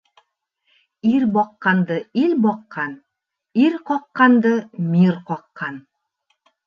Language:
Bashkir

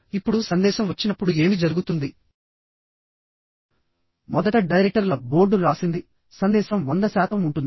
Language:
Telugu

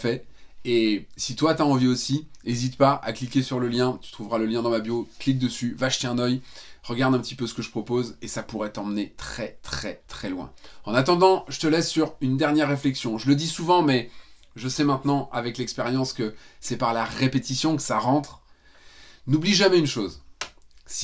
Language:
French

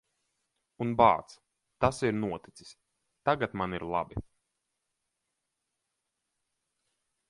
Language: Latvian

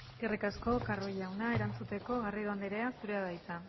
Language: Basque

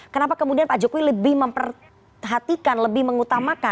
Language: Indonesian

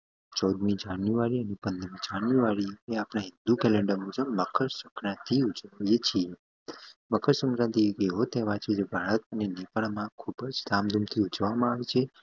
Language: Gujarati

